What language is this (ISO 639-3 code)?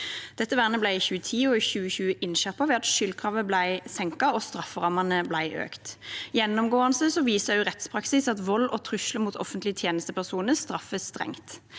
nor